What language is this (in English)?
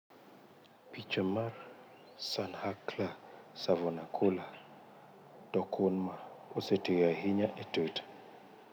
Luo (Kenya and Tanzania)